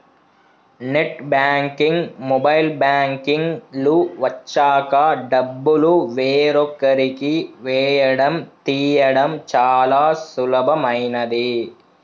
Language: Telugu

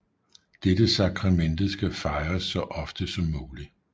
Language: Danish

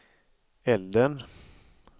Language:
Swedish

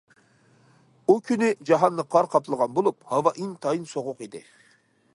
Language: Uyghur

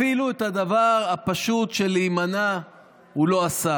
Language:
Hebrew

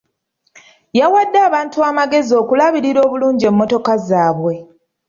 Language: Ganda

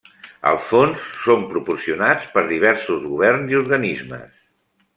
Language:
Catalan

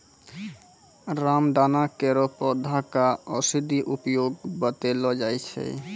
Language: Maithili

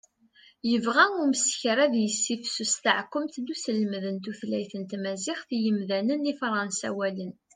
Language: Kabyle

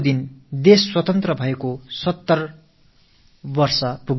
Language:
Tamil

